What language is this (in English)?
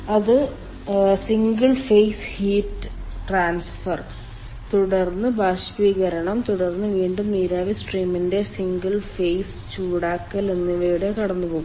Malayalam